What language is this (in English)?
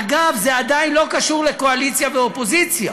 Hebrew